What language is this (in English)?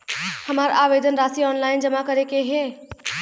Bhojpuri